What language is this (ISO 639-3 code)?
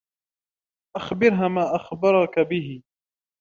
ara